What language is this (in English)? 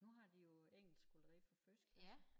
Danish